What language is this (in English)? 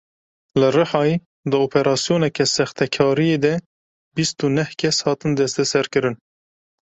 Kurdish